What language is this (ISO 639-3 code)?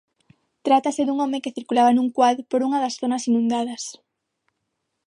glg